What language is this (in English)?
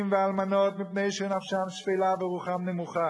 Hebrew